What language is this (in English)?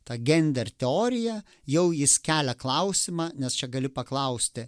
Lithuanian